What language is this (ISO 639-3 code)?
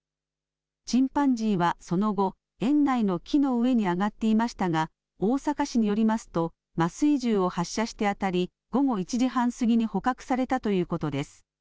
jpn